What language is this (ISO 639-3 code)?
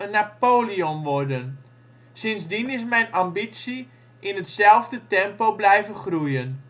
nld